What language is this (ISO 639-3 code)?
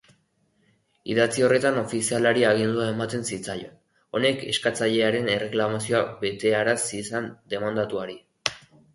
eus